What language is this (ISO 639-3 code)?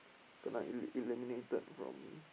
eng